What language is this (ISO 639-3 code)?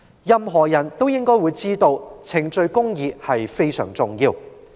yue